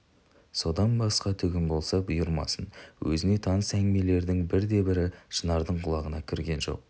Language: Kazakh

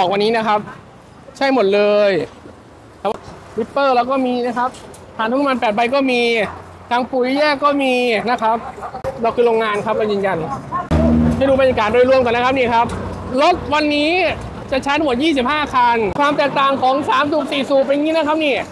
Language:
Thai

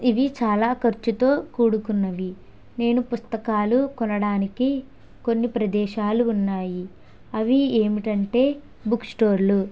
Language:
Telugu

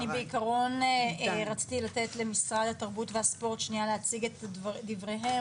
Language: Hebrew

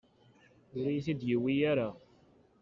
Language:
Kabyle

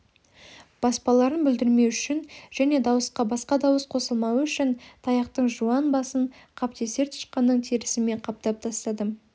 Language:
Kazakh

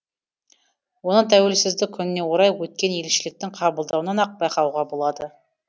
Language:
Kazakh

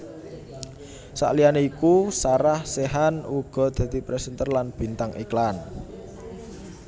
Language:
Javanese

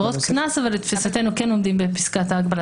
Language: Hebrew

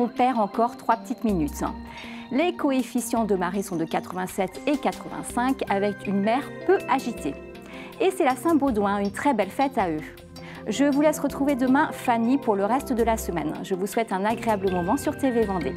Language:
French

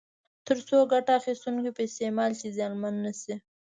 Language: Pashto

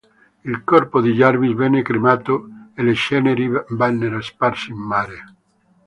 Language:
Italian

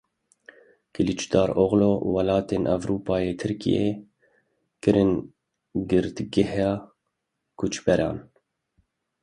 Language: Kurdish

